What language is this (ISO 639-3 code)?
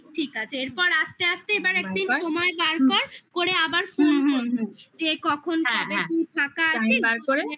ben